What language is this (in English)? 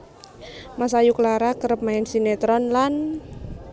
Javanese